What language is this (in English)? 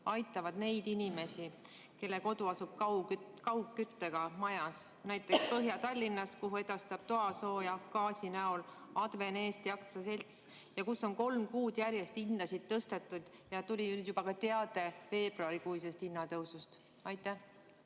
Estonian